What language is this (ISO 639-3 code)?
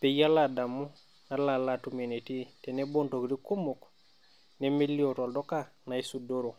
mas